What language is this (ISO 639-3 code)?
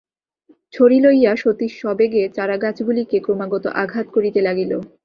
ben